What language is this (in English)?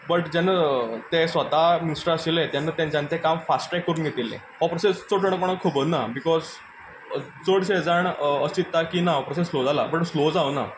Konkani